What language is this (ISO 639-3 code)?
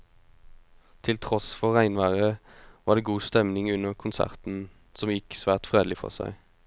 nor